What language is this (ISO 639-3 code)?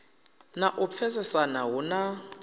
ven